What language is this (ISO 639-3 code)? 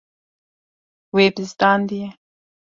kur